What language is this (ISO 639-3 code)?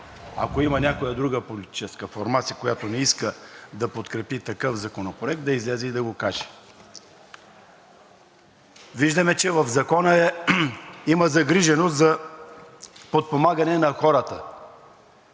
bul